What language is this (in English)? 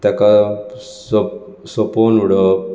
Konkani